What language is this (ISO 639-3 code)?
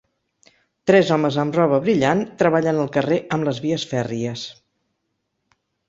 cat